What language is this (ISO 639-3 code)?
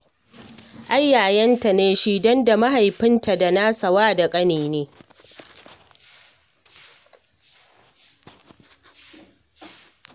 hau